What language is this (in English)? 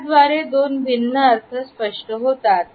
Marathi